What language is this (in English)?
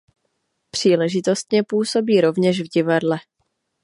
Czech